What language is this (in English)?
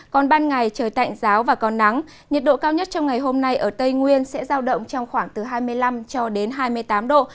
Vietnamese